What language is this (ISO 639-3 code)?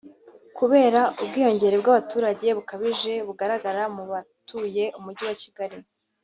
kin